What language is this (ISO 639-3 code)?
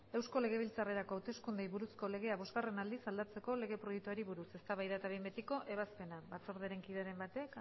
eus